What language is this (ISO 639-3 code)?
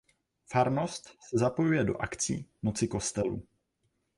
ces